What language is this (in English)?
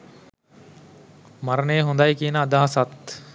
Sinhala